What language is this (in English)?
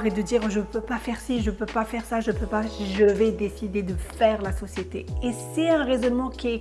French